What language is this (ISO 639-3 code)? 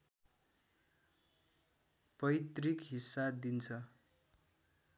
nep